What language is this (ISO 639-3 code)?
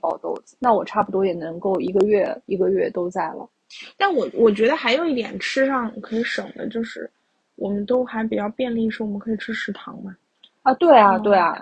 zho